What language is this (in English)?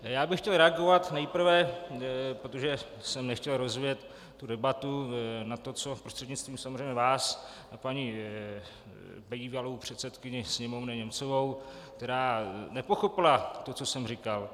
Czech